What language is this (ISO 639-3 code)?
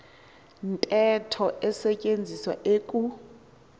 xho